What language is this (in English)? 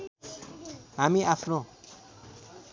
Nepali